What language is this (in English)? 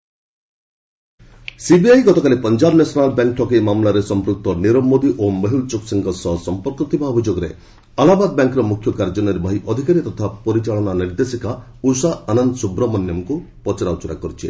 Odia